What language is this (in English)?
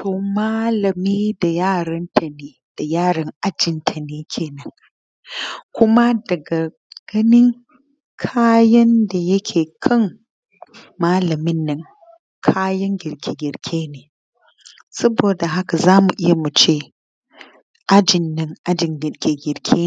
Hausa